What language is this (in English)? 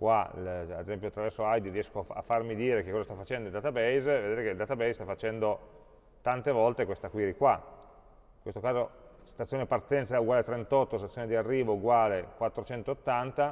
Italian